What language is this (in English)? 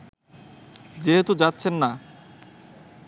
Bangla